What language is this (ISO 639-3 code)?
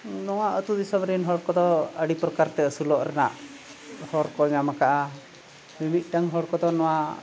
sat